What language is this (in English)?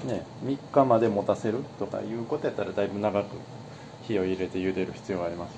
Japanese